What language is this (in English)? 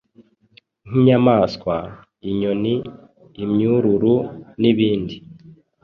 Kinyarwanda